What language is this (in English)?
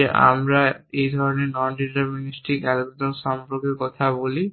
Bangla